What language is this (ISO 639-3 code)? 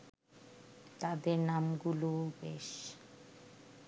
ben